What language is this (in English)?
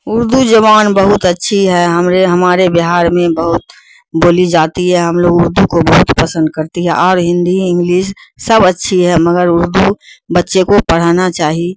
Urdu